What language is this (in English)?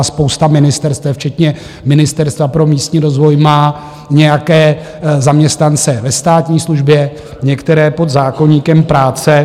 Czech